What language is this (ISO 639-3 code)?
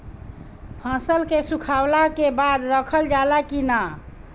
bho